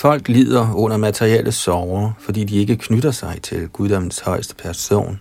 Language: Danish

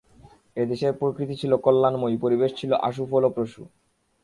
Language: Bangla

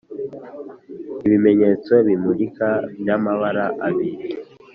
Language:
Kinyarwanda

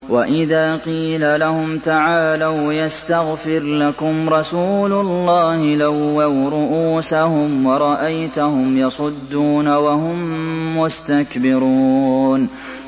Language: Arabic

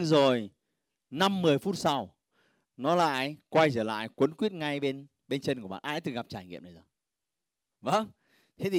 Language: Vietnamese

